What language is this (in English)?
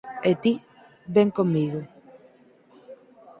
Galician